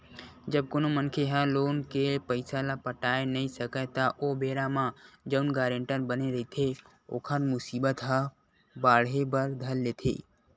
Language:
Chhattisgarhi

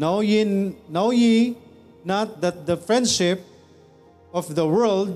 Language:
Filipino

